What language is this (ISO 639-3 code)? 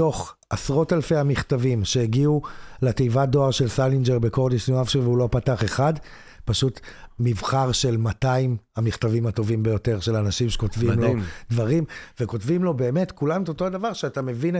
heb